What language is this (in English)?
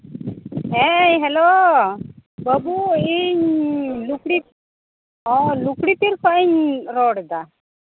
Santali